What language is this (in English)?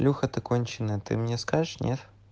Russian